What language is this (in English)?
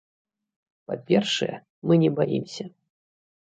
Belarusian